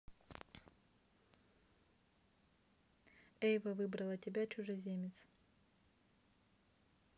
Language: Russian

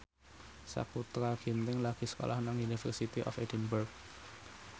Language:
Javanese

